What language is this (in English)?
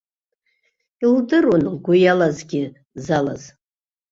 Abkhazian